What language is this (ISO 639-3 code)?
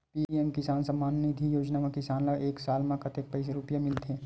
hne